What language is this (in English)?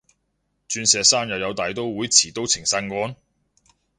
Cantonese